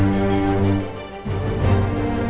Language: Indonesian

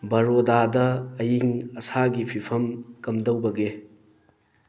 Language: Manipuri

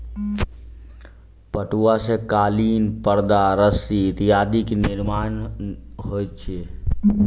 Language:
Maithili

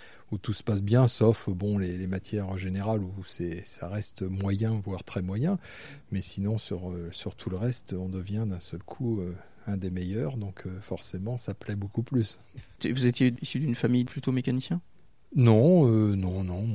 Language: French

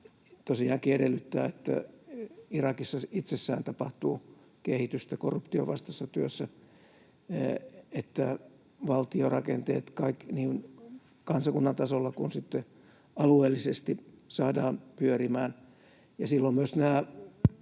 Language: Finnish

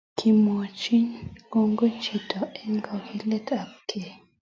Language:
Kalenjin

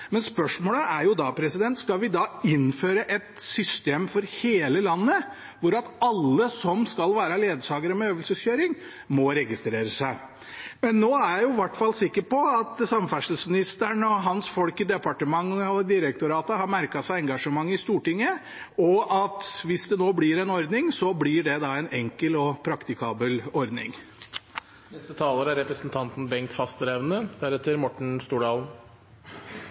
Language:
Norwegian Bokmål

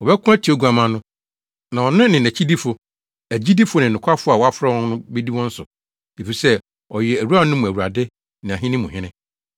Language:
Akan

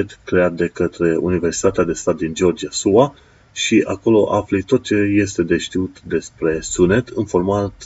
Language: Romanian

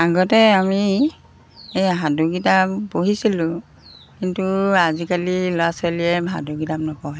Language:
Assamese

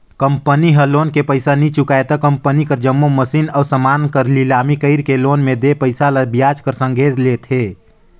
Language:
Chhattisgarhi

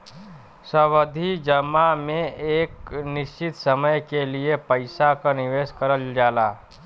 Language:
Bhojpuri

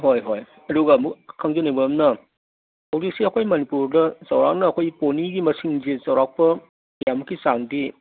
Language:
Manipuri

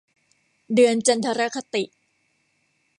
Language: Thai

